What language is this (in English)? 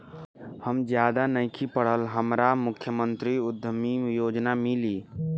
Bhojpuri